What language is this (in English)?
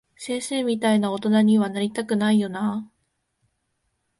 Japanese